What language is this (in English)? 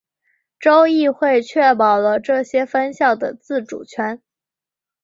Chinese